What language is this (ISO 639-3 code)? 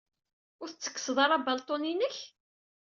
kab